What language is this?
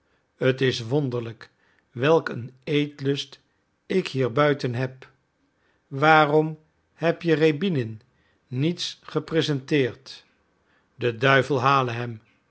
Dutch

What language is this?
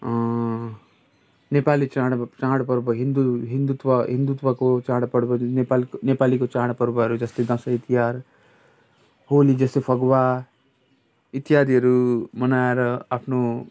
Nepali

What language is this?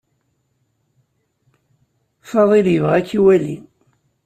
Kabyle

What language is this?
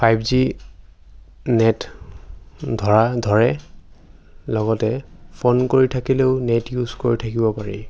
Assamese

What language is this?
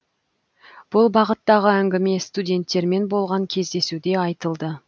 Kazakh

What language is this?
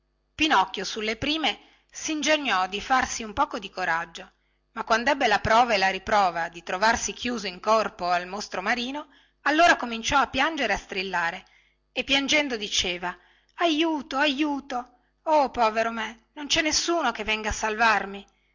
Italian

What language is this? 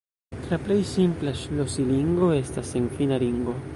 Esperanto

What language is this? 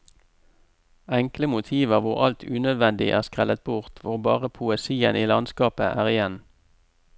Norwegian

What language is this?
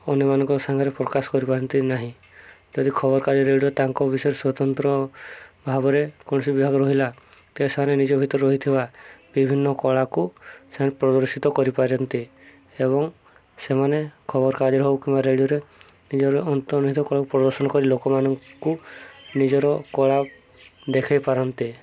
Odia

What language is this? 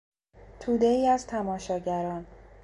Persian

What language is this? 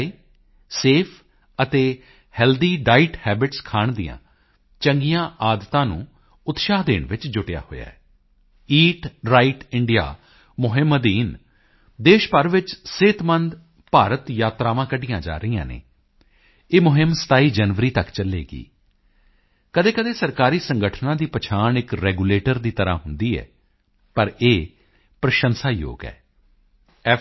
Punjabi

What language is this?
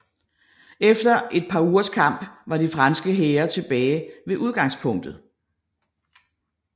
Danish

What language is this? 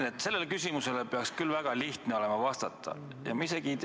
Estonian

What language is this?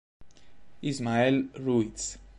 Italian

